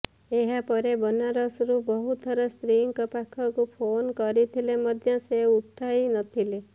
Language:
Odia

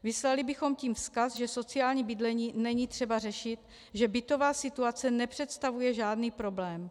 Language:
Czech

